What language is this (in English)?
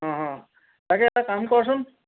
Assamese